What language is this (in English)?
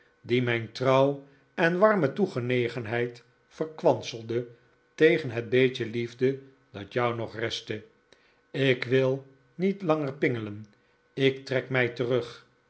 Dutch